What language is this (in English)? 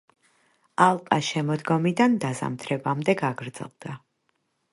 Georgian